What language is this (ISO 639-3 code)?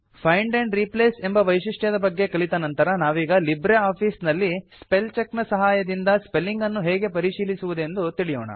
kan